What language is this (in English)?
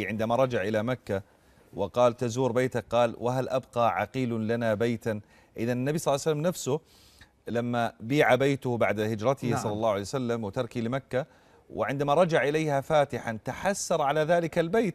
Arabic